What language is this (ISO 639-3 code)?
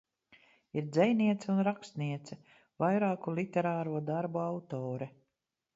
lav